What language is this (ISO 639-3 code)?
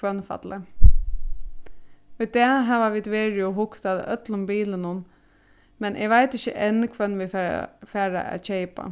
fao